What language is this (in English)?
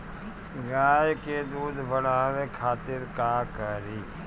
Bhojpuri